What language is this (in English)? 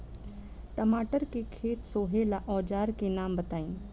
Bhojpuri